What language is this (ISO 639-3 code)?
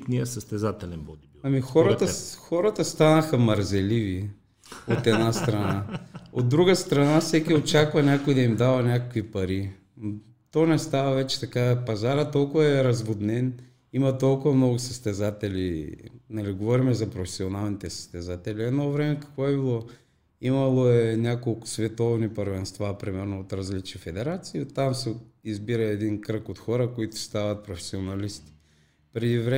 bul